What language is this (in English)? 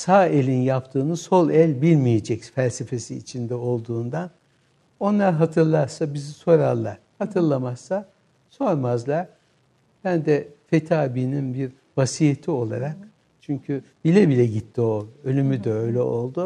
Turkish